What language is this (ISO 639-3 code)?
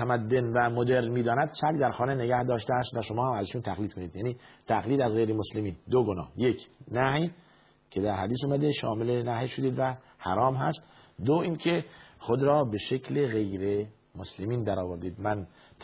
fas